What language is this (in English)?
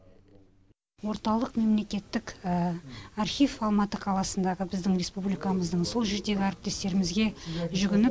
Kazakh